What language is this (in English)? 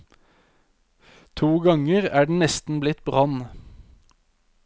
Norwegian